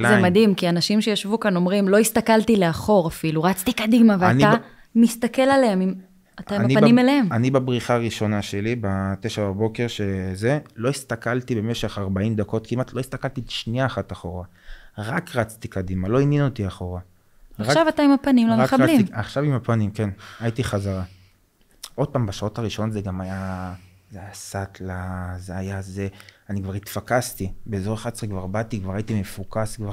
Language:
Hebrew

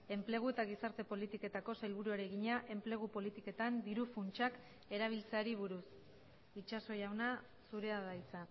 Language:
Basque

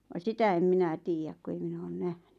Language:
Finnish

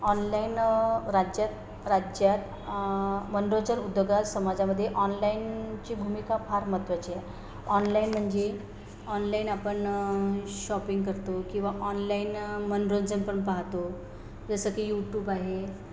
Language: Marathi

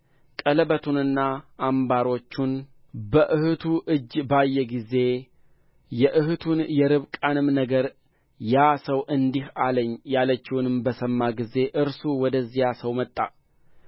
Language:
Amharic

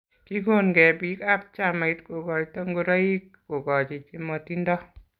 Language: Kalenjin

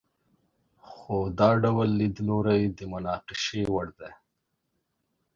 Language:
Pashto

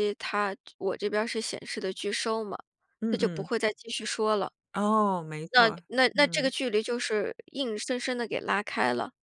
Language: Chinese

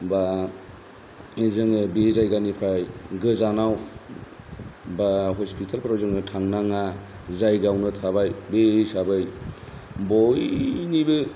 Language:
Bodo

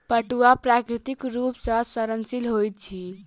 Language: Maithili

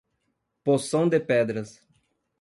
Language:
Portuguese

